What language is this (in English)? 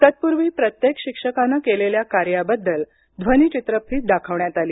Marathi